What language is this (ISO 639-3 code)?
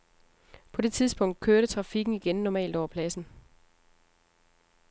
dan